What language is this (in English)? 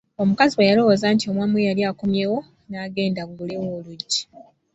Ganda